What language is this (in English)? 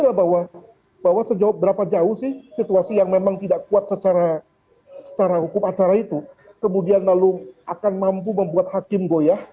Indonesian